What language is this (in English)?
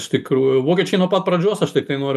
Lithuanian